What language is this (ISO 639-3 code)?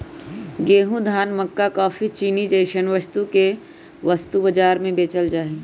mag